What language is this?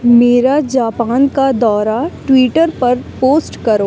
Urdu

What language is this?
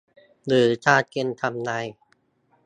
Thai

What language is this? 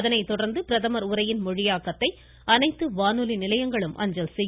Tamil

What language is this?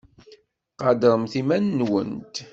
Kabyle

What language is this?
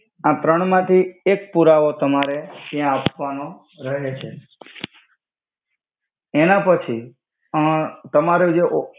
Gujarati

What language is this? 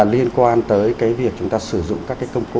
Vietnamese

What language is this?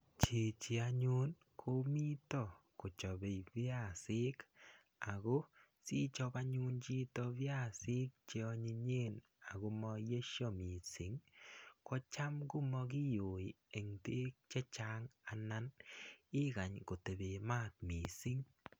Kalenjin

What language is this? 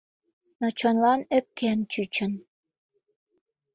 Mari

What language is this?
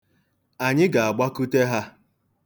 Igbo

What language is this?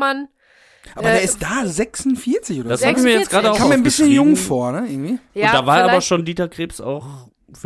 German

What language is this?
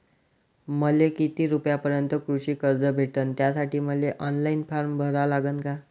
Marathi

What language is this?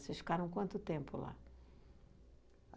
Portuguese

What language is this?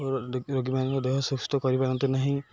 Odia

